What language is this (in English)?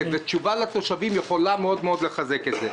Hebrew